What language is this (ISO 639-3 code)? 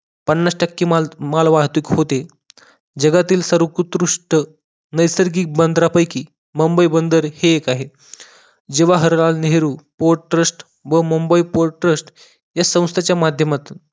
mar